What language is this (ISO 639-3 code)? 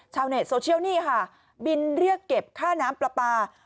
tha